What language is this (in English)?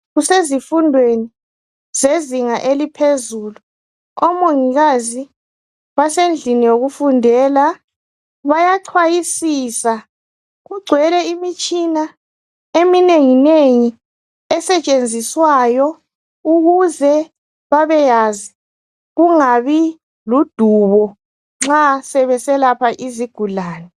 North Ndebele